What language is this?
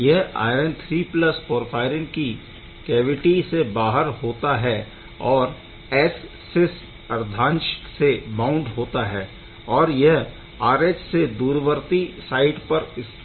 Hindi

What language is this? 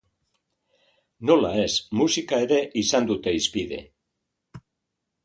Basque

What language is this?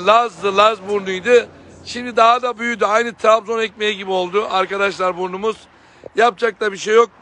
Turkish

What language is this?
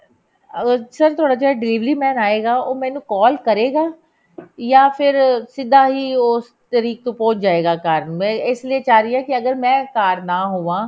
Punjabi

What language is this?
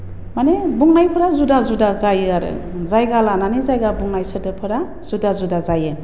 Bodo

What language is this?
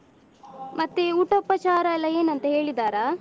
Kannada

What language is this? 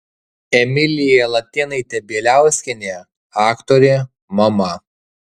Lithuanian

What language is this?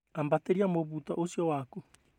Kikuyu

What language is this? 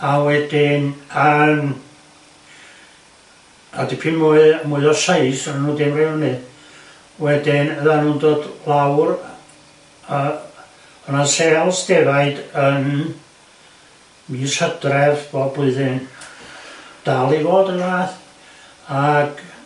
Welsh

